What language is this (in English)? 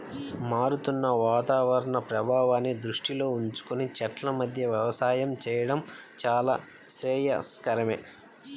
Telugu